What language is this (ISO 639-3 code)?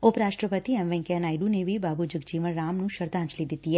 pan